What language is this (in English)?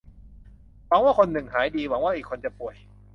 Thai